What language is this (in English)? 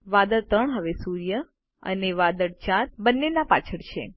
Gujarati